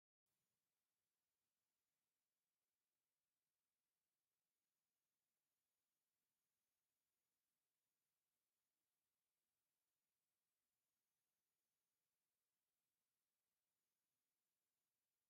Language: Tigrinya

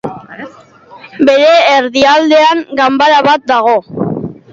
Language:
Basque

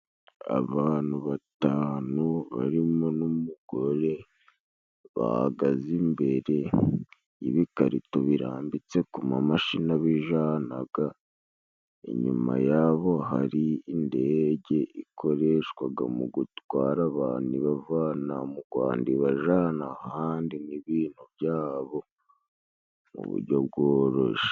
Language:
Kinyarwanda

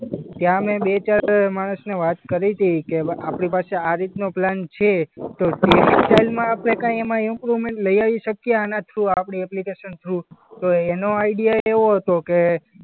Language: Gujarati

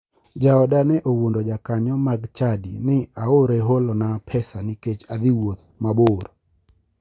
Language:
Luo (Kenya and Tanzania)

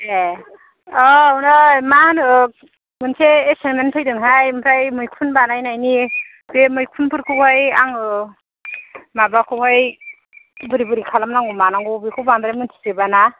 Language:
Bodo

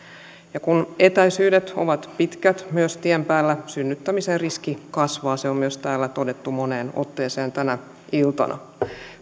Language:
Finnish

